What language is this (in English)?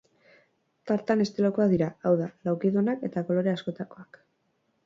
Basque